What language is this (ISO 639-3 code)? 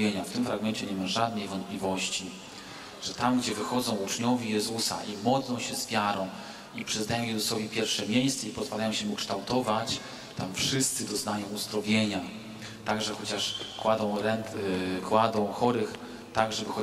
pol